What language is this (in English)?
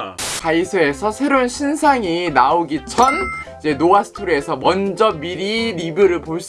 Korean